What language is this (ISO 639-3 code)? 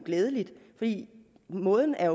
dan